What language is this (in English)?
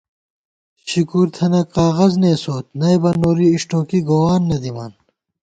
Gawar-Bati